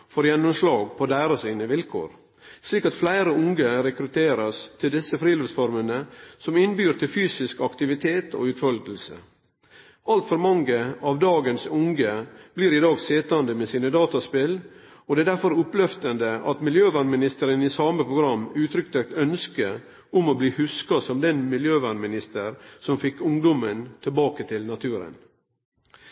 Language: Norwegian Nynorsk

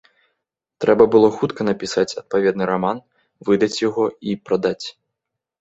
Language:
Belarusian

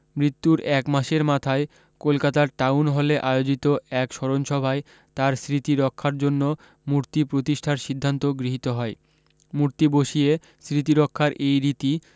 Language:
Bangla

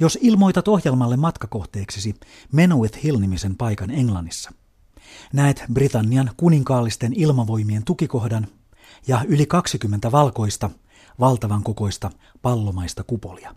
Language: Finnish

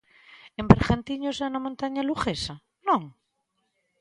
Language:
Galician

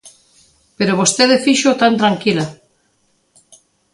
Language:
Galician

